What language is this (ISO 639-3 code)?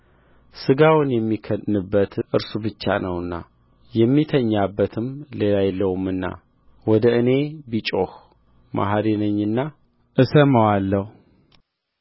amh